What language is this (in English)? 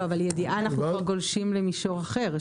Hebrew